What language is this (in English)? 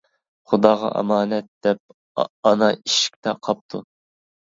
Uyghur